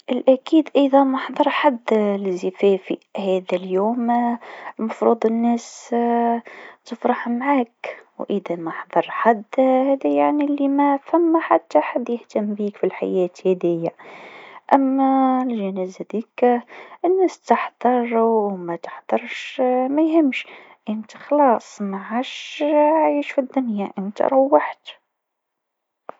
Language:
Tunisian Arabic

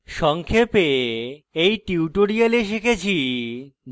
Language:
Bangla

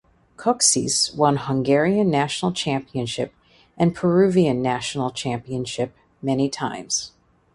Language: English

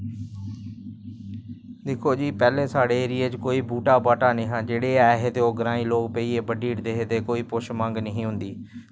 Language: Dogri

